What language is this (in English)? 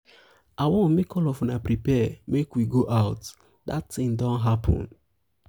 Nigerian Pidgin